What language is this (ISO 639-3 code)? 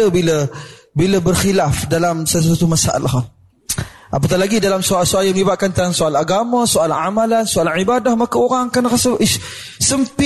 msa